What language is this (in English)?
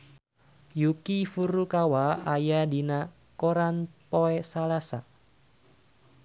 Sundanese